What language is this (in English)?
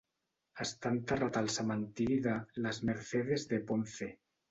Catalan